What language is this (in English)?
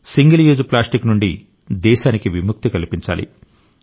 Telugu